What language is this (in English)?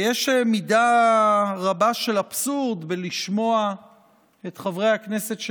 Hebrew